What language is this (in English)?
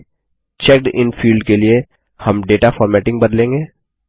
Hindi